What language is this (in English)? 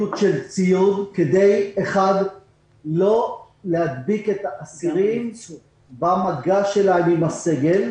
Hebrew